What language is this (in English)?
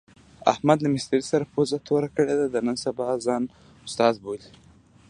Pashto